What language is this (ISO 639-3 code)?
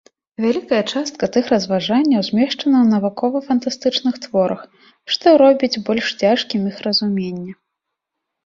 bel